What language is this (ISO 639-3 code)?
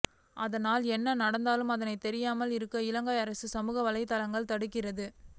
tam